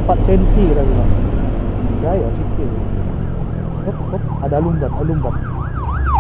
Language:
Indonesian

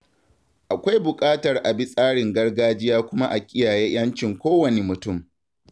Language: Hausa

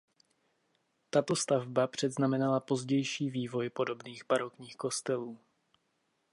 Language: Czech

